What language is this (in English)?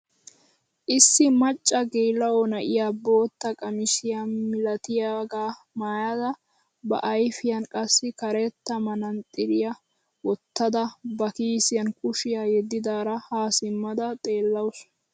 Wolaytta